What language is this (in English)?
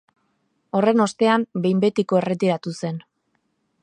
Basque